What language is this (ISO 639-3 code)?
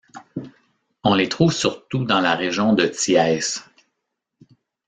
fra